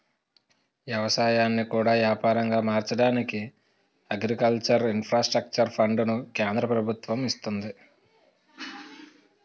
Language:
Telugu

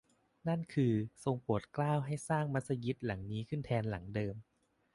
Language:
Thai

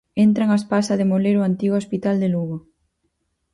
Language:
Galician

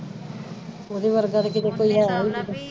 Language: Punjabi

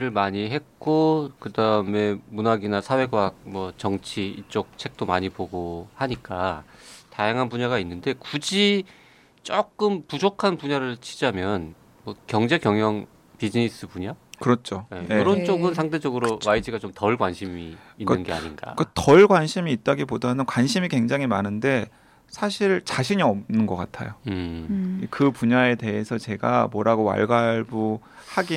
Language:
Korean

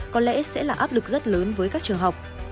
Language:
Vietnamese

